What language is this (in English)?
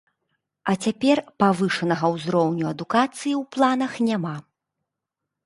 Belarusian